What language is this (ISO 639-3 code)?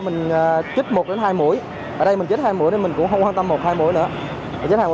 vie